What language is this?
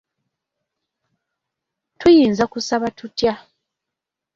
Ganda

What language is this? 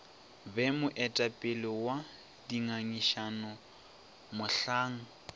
Northern Sotho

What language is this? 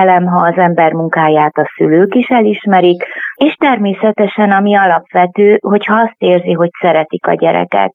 Hungarian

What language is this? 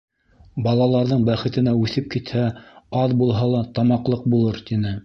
Bashkir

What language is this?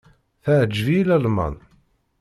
Kabyle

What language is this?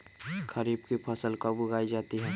Magahi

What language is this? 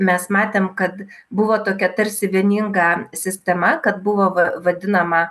Lithuanian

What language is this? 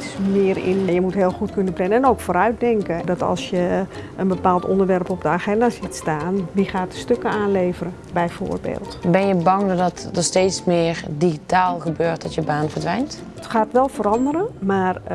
Dutch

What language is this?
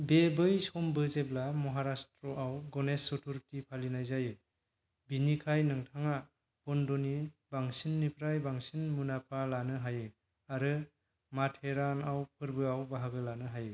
Bodo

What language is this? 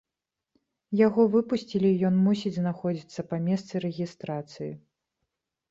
Belarusian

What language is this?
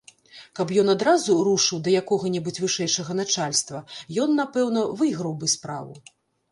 Belarusian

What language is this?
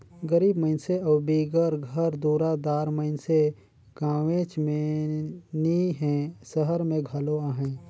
Chhattisgarhi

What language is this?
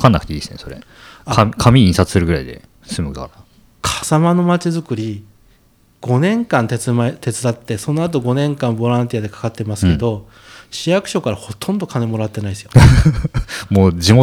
Japanese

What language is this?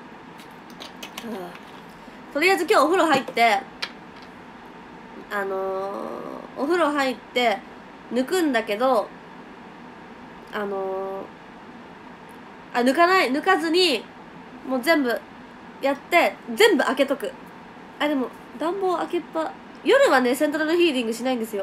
Japanese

